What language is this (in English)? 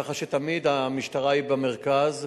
Hebrew